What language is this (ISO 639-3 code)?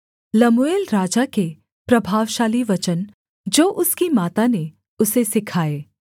hin